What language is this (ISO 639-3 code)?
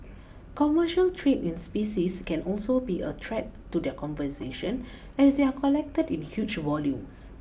eng